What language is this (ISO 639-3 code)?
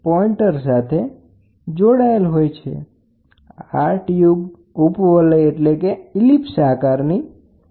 guj